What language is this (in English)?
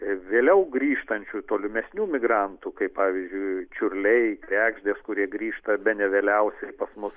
Lithuanian